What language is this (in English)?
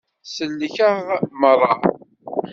Kabyle